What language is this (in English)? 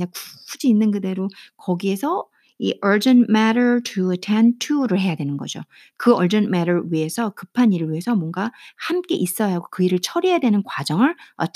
Korean